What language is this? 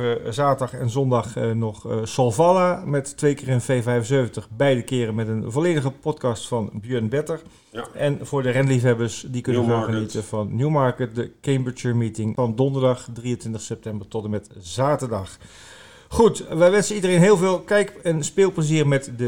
Dutch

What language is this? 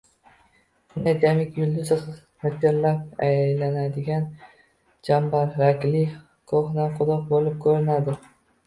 Uzbek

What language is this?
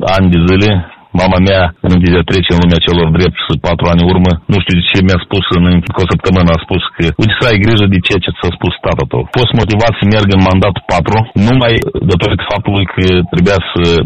Romanian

